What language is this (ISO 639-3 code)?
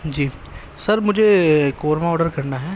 urd